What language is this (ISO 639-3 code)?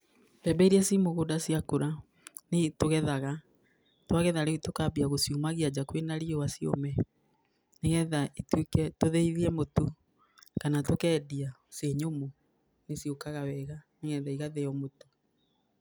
kik